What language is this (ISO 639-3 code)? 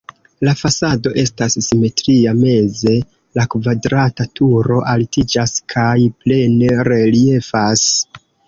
epo